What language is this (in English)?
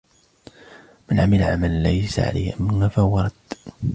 Arabic